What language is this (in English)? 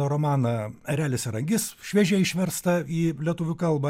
Lithuanian